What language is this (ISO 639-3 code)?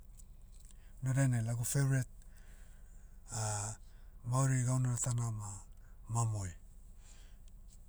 meu